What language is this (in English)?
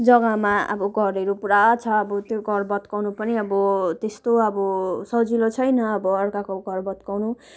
Nepali